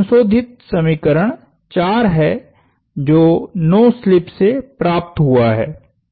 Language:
Hindi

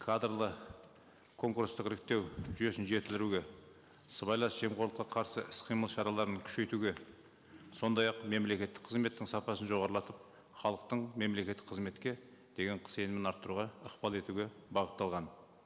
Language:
Kazakh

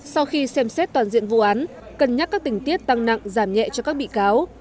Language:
Vietnamese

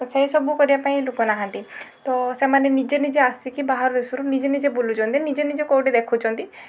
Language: Odia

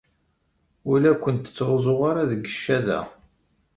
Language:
Kabyle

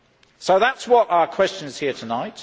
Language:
English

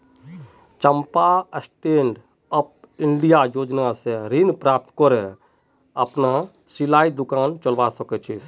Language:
Magahi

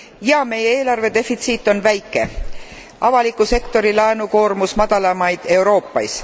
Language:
Estonian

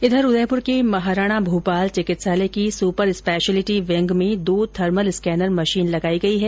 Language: Hindi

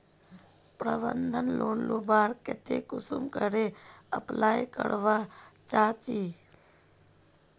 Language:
Magahi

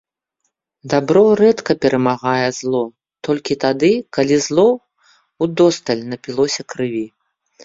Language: Belarusian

